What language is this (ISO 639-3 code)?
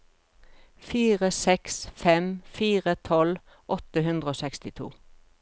nor